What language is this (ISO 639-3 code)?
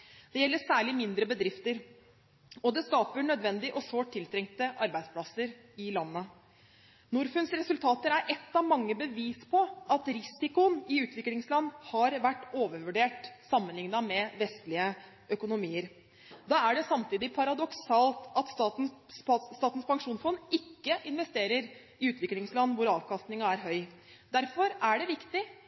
nob